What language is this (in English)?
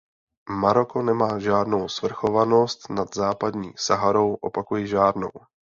Czech